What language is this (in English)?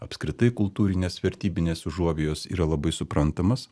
Lithuanian